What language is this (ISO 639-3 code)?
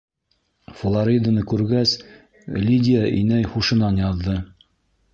bak